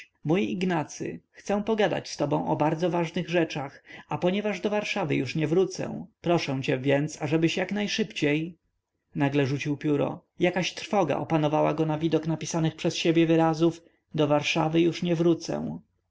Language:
Polish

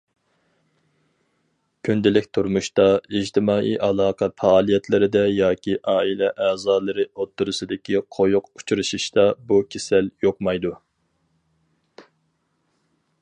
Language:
Uyghur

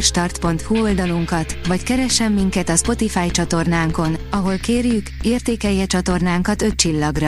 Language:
Hungarian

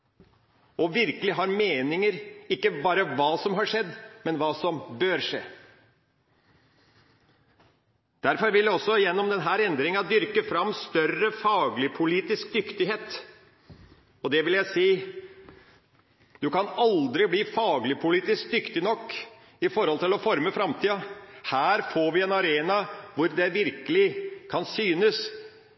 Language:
Norwegian Bokmål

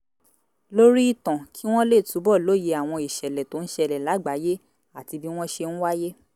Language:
Yoruba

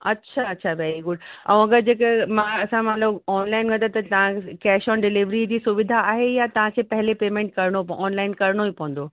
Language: Sindhi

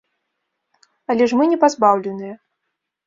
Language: Belarusian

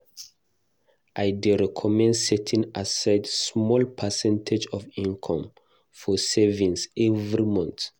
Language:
Nigerian Pidgin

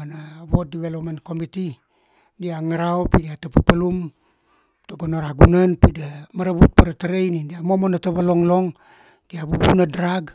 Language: Kuanua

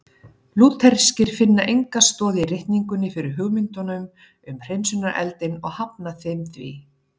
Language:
Icelandic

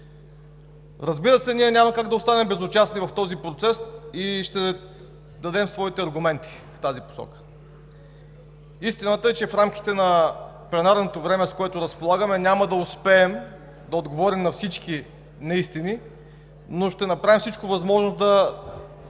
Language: Bulgarian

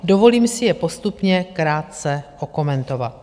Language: Czech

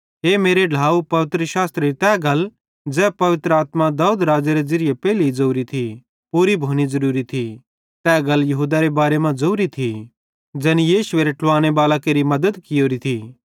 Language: Bhadrawahi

